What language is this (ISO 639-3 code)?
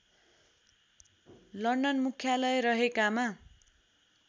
nep